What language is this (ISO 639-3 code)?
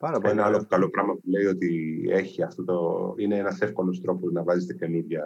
ell